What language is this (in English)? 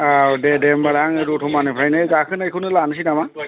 Bodo